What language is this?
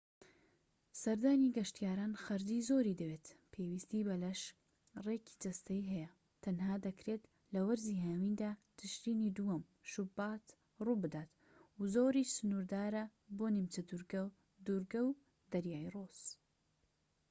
Central Kurdish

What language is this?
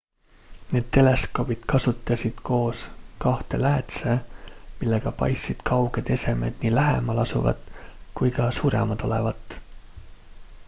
Estonian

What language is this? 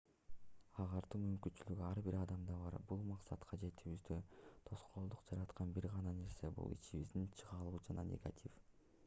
Kyrgyz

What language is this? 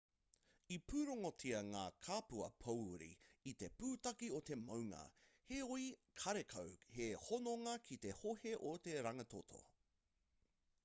Māori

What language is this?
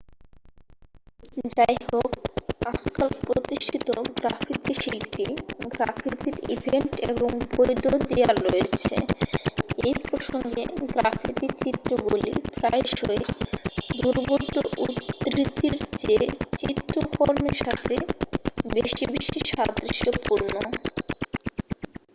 Bangla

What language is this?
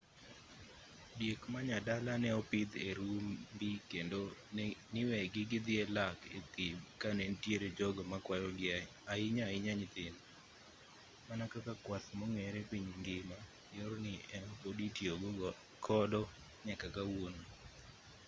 Luo (Kenya and Tanzania)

